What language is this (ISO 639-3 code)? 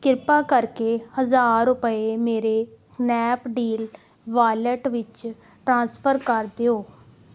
pan